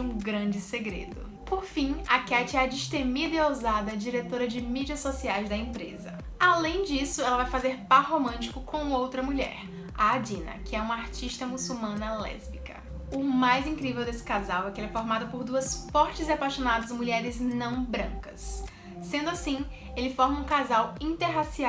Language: Portuguese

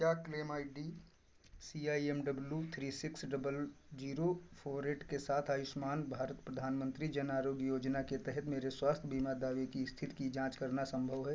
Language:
Hindi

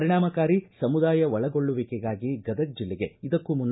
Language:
Kannada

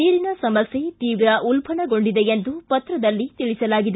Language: Kannada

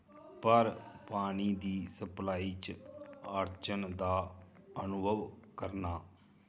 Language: Dogri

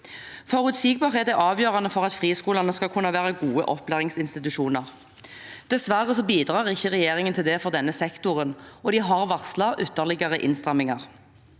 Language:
Norwegian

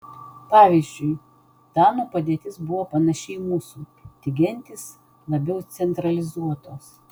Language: Lithuanian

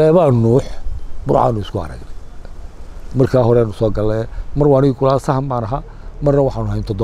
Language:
Arabic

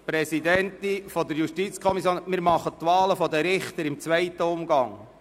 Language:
Swiss German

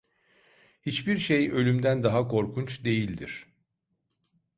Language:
Turkish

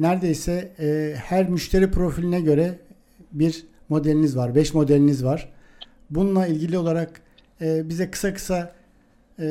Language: Turkish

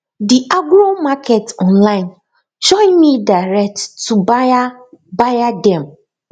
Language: Nigerian Pidgin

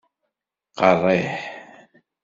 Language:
Kabyle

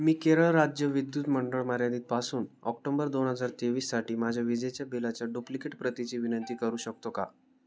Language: Marathi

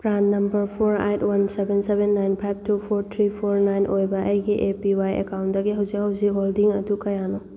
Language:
Manipuri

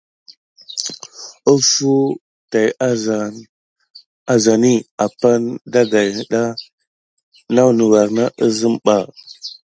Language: Gidar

